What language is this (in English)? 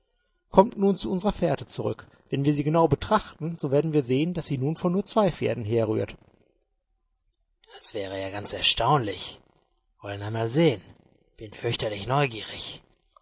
German